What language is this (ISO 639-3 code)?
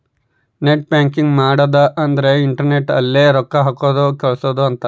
kan